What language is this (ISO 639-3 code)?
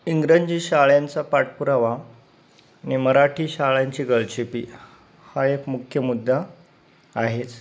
mar